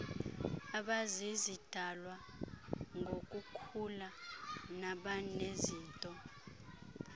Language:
Xhosa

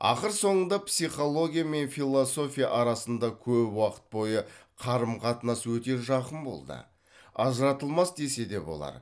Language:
Kazakh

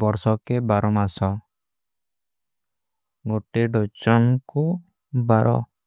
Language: Kui (India)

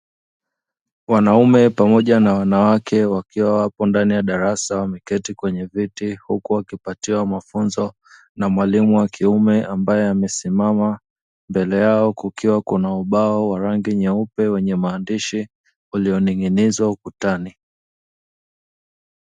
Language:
Swahili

